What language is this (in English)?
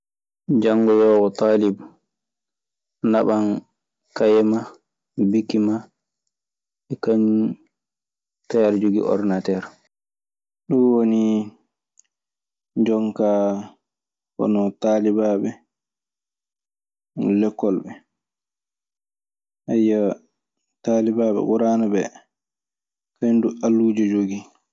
Maasina Fulfulde